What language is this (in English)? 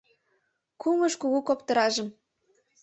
Mari